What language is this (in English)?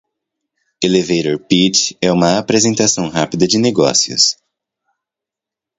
Portuguese